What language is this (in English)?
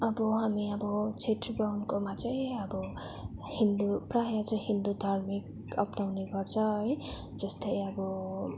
Nepali